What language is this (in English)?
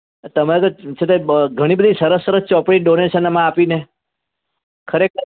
Gujarati